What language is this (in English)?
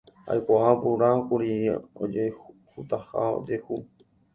Guarani